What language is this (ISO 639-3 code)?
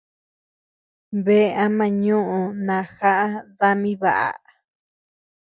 cux